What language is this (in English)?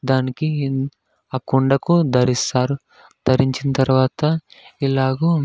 Telugu